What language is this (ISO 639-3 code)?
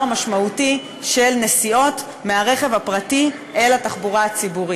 heb